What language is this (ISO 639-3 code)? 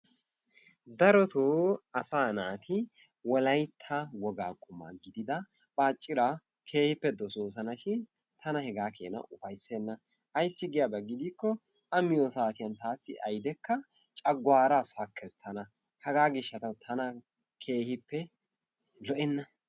wal